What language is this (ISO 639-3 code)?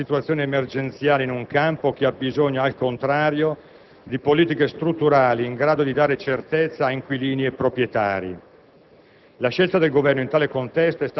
ita